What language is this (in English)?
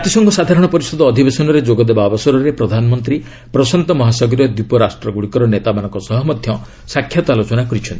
Odia